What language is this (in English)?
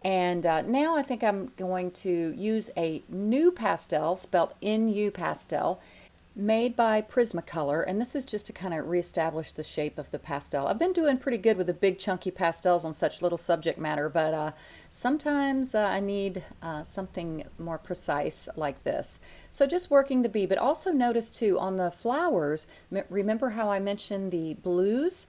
English